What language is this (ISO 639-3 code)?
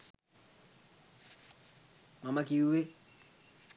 sin